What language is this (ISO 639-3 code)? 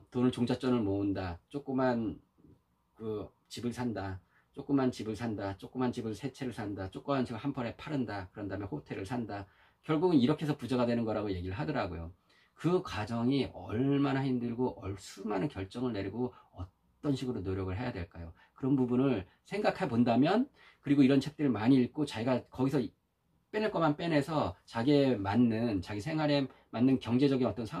kor